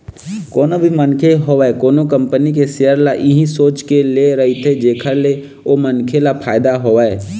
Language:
Chhattisgarhi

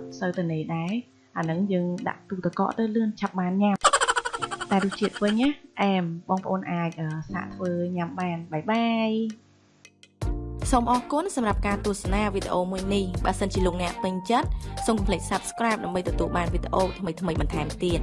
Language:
Vietnamese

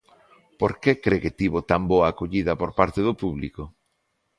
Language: Galician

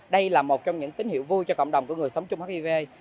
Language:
Vietnamese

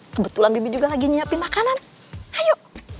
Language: Indonesian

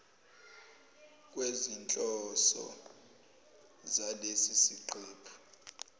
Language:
Zulu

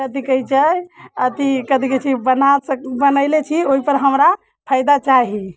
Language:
Maithili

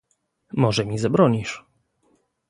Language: Polish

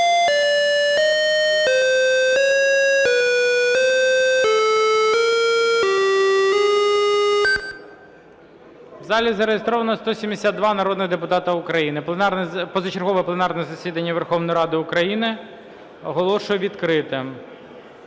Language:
Ukrainian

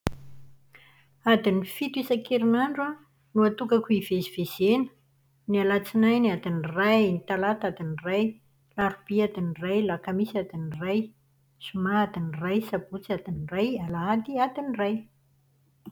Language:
Malagasy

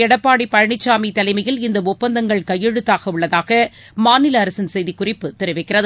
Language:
Tamil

